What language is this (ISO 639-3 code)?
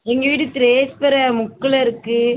tam